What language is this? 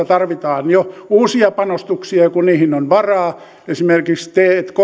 Finnish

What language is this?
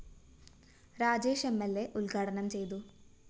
Malayalam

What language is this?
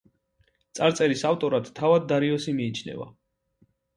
Georgian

